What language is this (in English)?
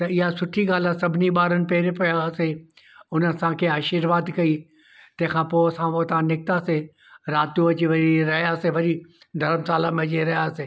Sindhi